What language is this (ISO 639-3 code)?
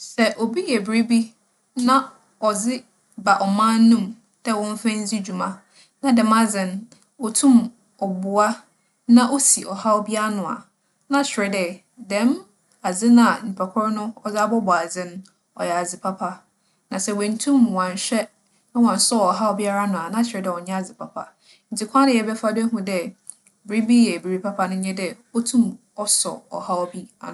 aka